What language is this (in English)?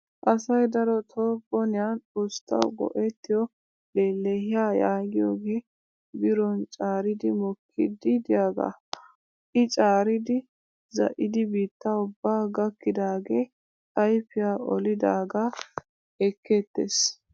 Wolaytta